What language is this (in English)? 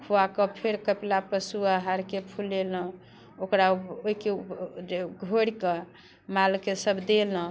Maithili